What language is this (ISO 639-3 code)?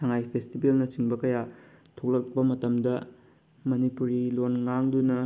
mni